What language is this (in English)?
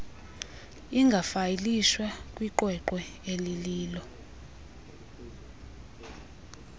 Xhosa